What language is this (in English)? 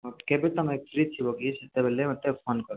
Odia